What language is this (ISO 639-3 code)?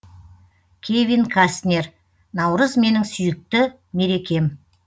kaz